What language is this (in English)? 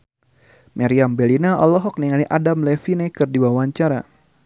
Sundanese